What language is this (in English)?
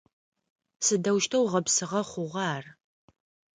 Adyghe